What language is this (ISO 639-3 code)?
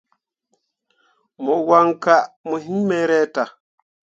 mua